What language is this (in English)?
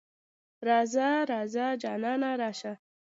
Pashto